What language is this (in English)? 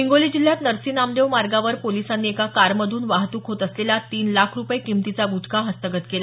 Marathi